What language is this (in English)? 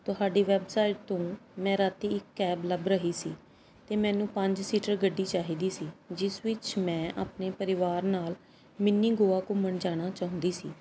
Punjabi